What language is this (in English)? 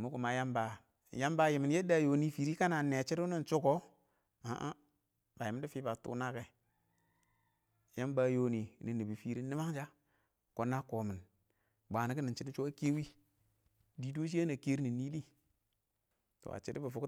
Awak